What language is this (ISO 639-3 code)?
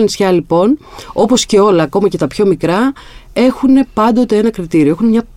ell